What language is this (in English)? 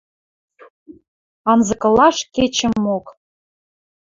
Western Mari